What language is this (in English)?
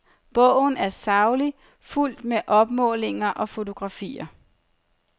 Danish